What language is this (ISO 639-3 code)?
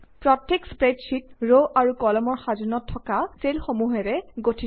asm